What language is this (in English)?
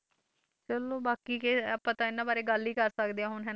Punjabi